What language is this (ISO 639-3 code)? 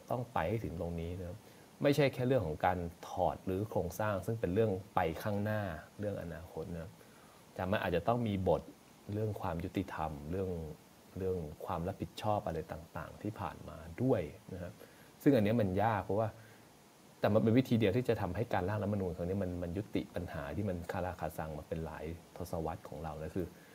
tha